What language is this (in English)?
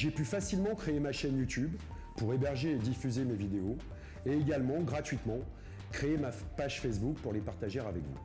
French